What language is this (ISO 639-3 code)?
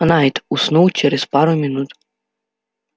rus